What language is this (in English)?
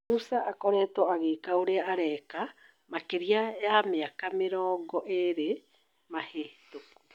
Kikuyu